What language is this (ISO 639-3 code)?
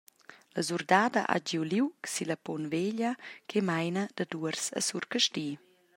roh